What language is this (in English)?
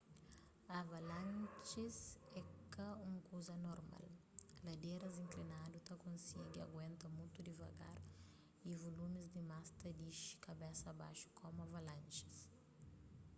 Kabuverdianu